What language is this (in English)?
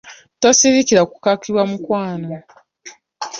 Ganda